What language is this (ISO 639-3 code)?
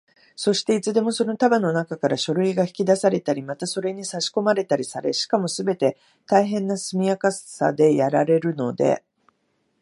jpn